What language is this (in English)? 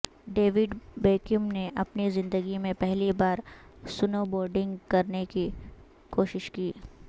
Urdu